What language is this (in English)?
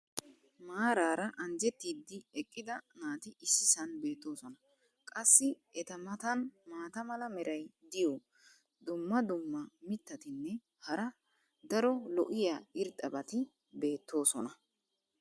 Wolaytta